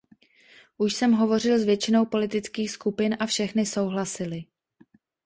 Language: Czech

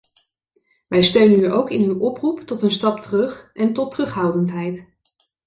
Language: Dutch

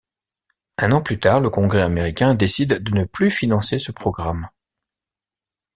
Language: French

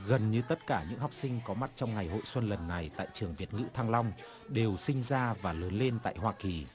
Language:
Vietnamese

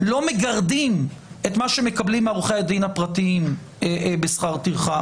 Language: Hebrew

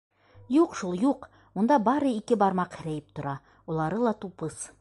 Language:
Bashkir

